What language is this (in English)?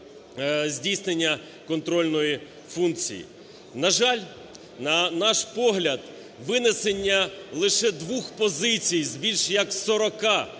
Ukrainian